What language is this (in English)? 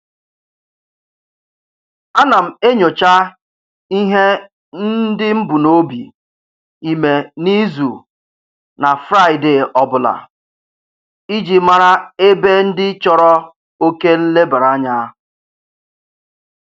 Igbo